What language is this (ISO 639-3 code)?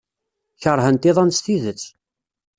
kab